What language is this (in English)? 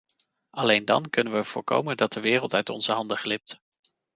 Dutch